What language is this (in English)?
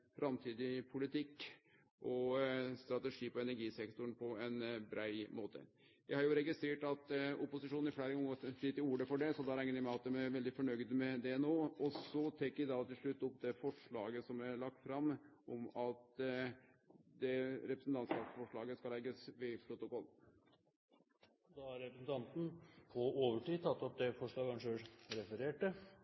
Norwegian